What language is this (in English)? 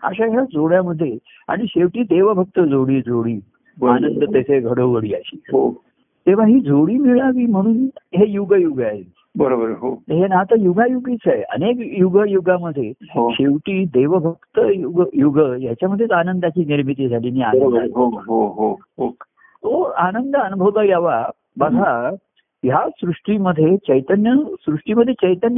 Marathi